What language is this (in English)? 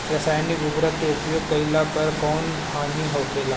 Bhojpuri